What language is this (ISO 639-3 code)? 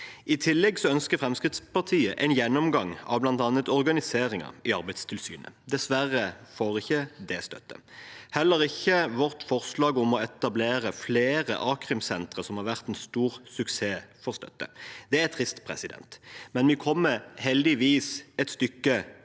nor